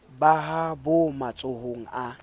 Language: Southern Sotho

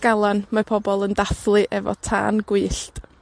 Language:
Welsh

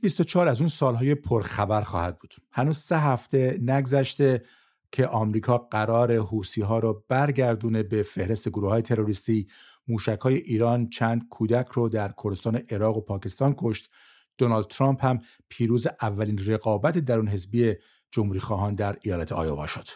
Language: Persian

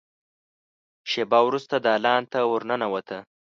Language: Pashto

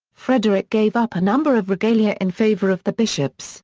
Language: English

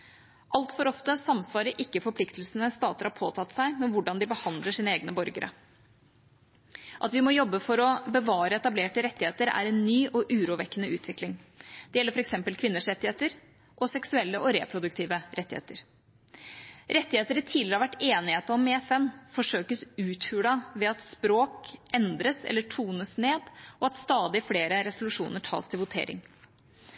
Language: Norwegian Bokmål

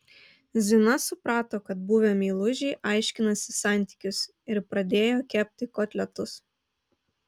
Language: Lithuanian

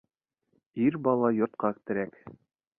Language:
Bashkir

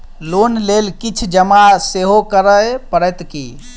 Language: Maithili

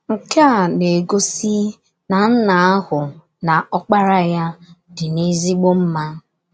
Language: Igbo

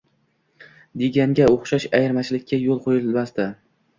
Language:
Uzbek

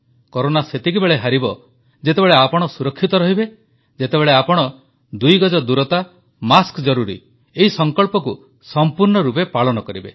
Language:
Odia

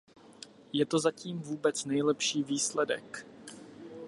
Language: Czech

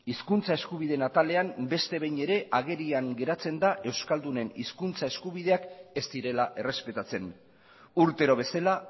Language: Basque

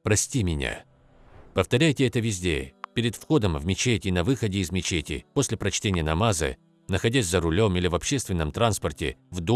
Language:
Russian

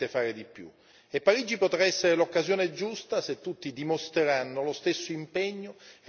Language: Italian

